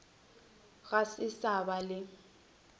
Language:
Northern Sotho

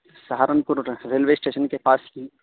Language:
Urdu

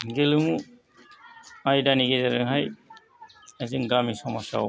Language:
Bodo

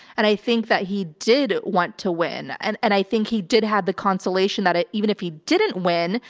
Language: English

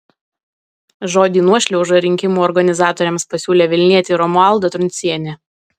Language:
Lithuanian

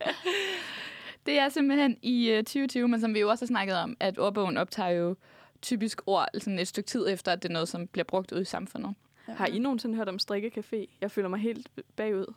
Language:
Danish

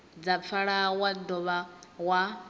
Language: Venda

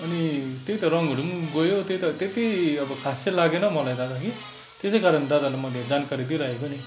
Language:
Nepali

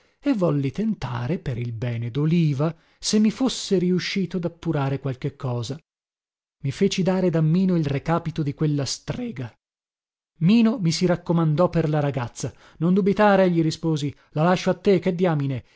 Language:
Italian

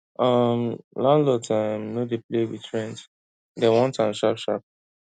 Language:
Nigerian Pidgin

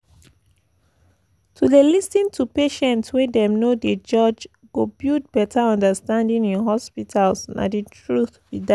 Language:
Nigerian Pidgin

